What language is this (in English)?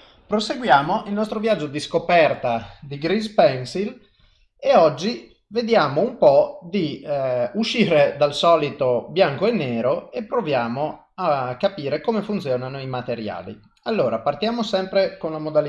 Italian